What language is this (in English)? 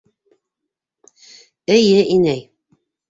Bashkir